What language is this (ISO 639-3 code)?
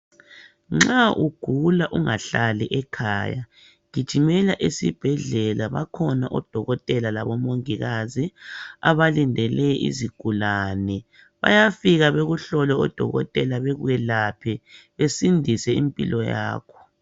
nde